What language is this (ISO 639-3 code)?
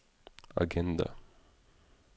nor